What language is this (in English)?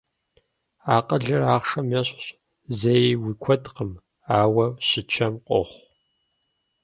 Kabardian